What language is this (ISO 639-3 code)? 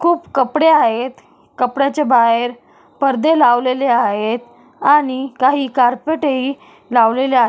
mar